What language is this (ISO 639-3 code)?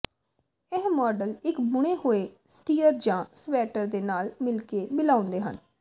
pan